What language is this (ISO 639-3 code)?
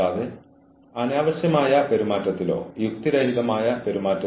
mal